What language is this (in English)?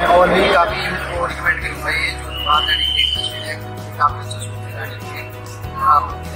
Indonesian